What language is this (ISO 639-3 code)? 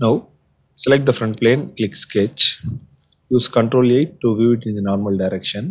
eng